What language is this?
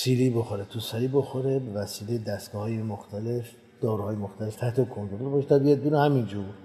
Persian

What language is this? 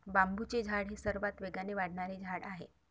Marathi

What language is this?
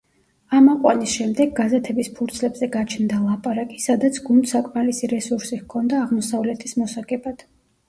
Georgian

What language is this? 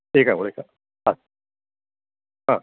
Sanskrit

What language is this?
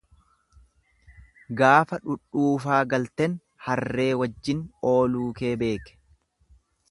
Oromo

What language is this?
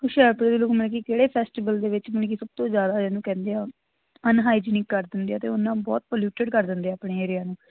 Punjabi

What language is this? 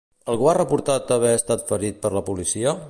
Catalan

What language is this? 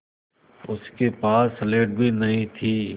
Hindi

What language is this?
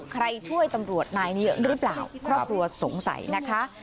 Thai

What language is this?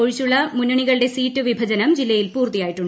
Malayalam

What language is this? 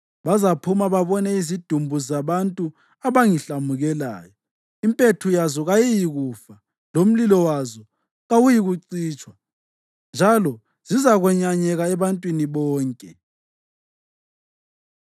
North Ndebele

